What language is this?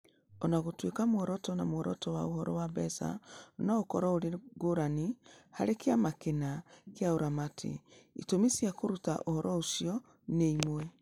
Kikuyu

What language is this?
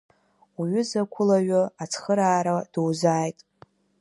Abkhazian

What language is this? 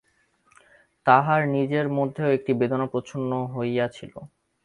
Bangla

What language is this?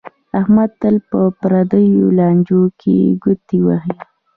Pashto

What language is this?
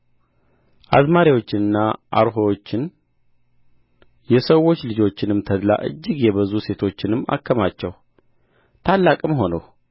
Amharic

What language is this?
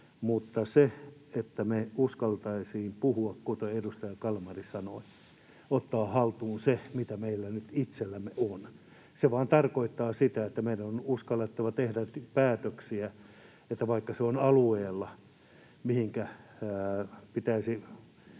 Finnish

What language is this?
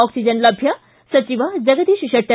Kannada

